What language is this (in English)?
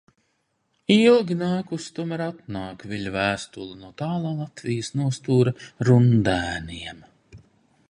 Latvian